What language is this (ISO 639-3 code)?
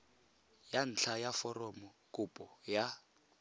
tsn